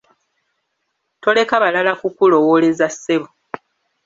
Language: Ganda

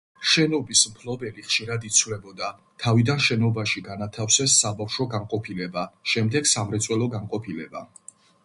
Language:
Georgian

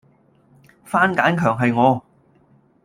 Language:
Cantonese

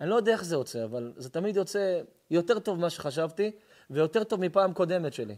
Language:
Hebrew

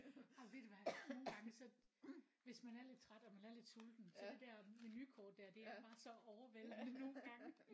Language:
Danish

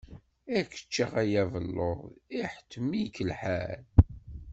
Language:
Kabyle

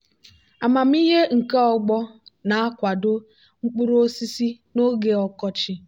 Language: Igbo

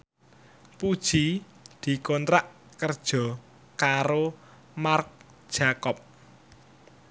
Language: Javanese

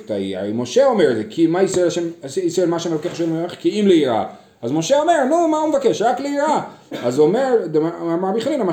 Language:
Hebrew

